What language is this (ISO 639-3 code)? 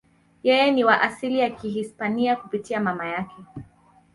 swa